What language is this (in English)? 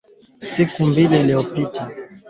Swahili